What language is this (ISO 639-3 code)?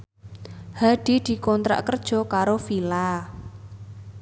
jav